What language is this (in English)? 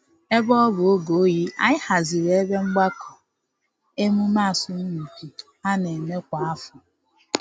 Igbo